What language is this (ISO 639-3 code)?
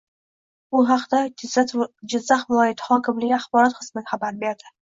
uzb